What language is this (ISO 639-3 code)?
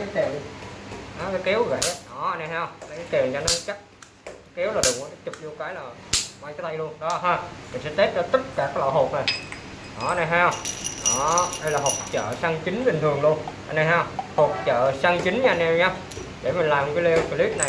vie